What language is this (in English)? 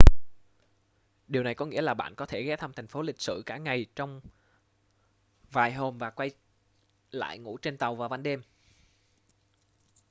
Vietnamese